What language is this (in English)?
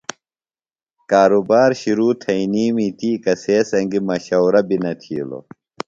Phalura